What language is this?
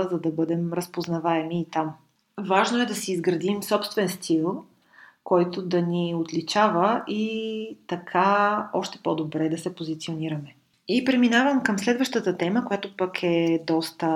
Bulgarian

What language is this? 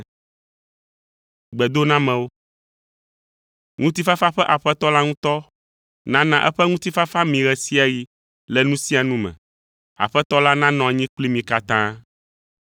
Ewe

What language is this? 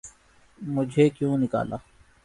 Urdu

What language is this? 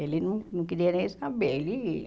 Portuguese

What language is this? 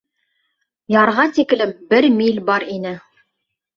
Bashkir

